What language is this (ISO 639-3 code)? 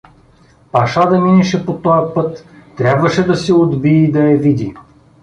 bul